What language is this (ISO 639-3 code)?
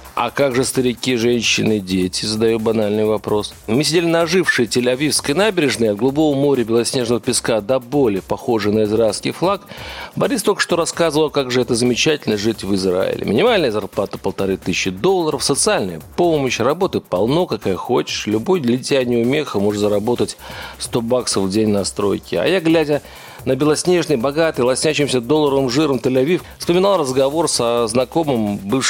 rus